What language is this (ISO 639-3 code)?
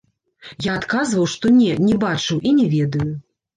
bel